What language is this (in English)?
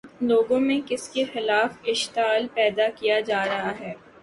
Urdu